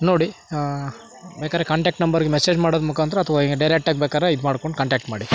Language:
Kannada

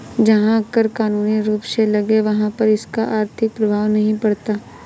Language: Hindi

